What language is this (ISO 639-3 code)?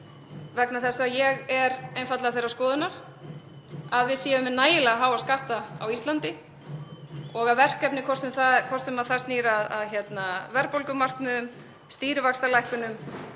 isl